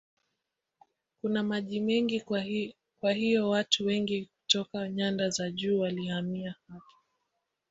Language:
Swahili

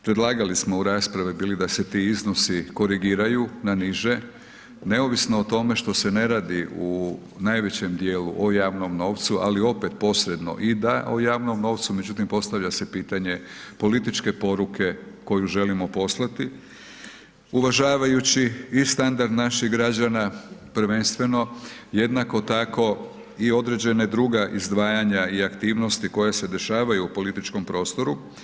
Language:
Croatian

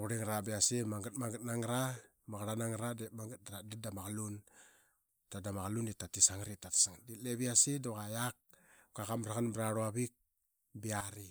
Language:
Qaqet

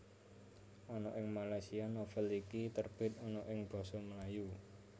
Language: Javanese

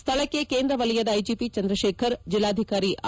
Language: Kannada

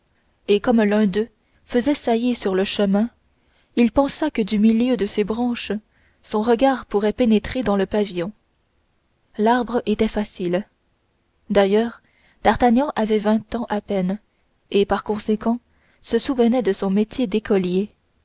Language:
French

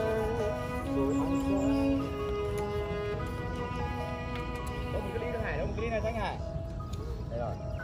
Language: Vietnamese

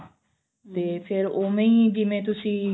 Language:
Punjabi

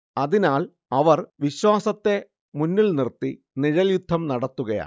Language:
Malayalam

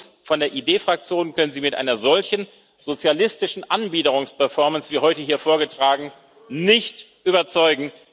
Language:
German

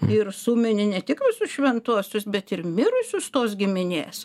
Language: Lithuanian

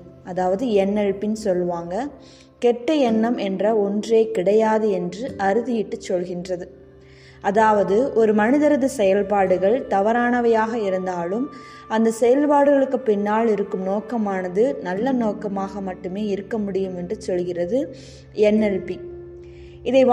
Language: Tamil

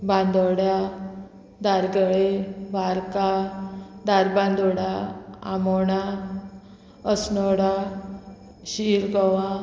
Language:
Konkani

